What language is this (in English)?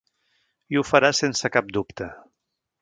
Catalan